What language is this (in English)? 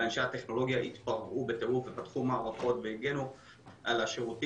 Hebrew